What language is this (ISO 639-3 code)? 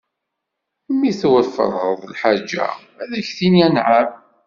kab